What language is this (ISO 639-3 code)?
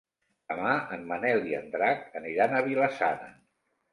cat